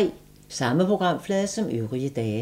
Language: Danish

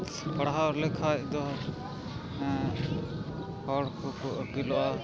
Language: Santali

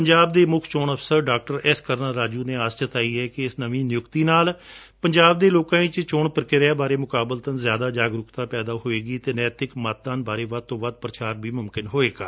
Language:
Punjabi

